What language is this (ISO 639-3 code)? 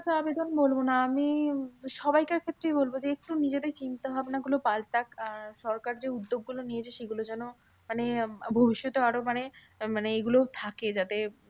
ben